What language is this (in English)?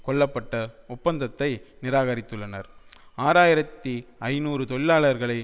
Tamil